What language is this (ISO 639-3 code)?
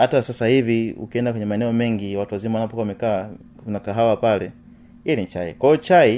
swa